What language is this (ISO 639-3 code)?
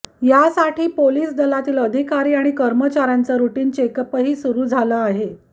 mar